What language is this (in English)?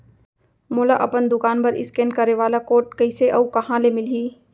Chhattisgarhi